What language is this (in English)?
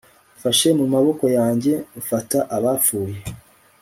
Kinyarwanda